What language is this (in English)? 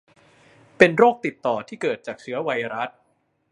Thai